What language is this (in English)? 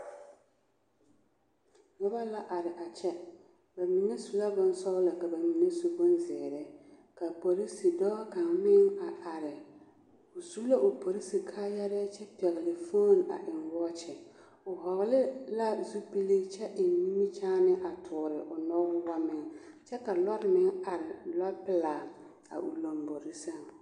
Southern Dagaare